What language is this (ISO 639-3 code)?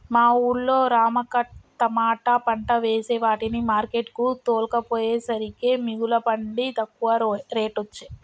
tel